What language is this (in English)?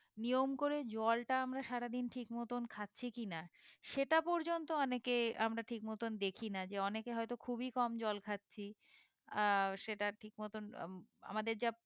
Bangla